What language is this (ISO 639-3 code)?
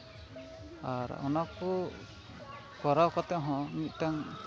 sat